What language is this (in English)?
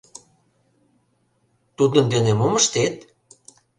Mari